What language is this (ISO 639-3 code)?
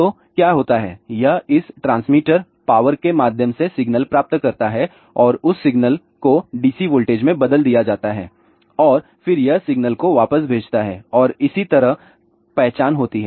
hin